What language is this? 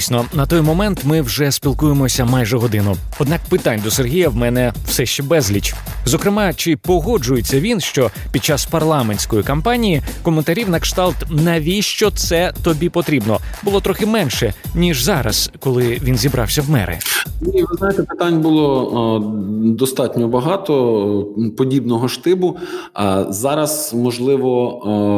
Ukrainian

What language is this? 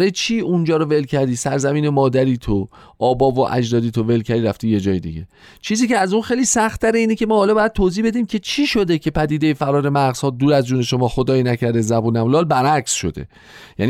Persian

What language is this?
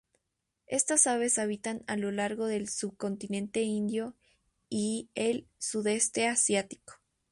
Spanish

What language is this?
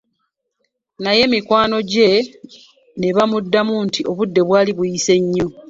Ganda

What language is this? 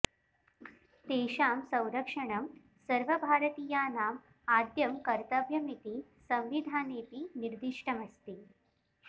Sanskrit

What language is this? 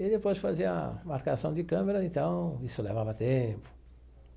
Portuguese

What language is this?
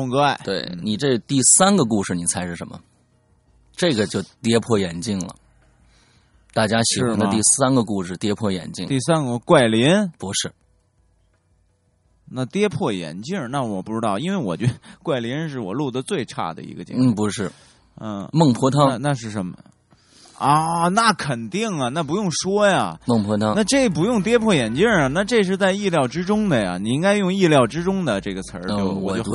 Chinese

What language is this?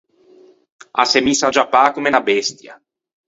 Ligurian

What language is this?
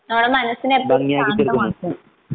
Malayalam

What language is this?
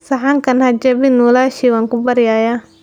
Somali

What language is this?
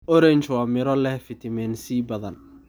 Somali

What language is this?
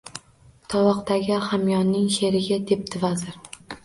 Uzbek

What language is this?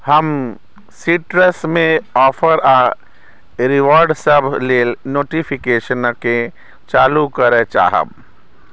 Maithili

